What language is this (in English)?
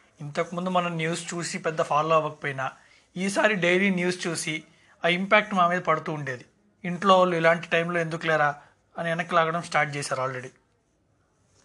Telugu